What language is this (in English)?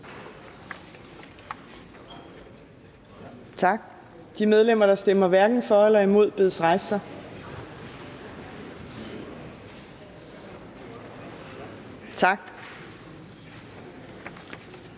Danish